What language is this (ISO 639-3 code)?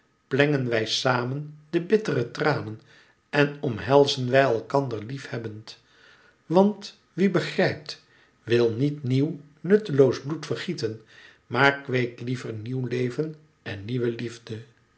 nld